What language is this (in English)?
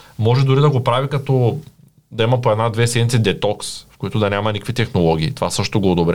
Bulgarian